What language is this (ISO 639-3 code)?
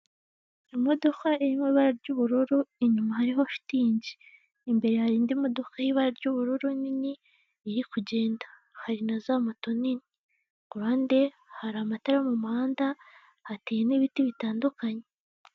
kin